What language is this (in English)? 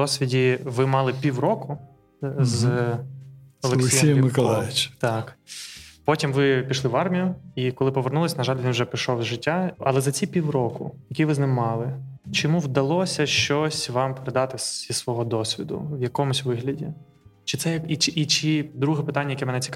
Ukrainian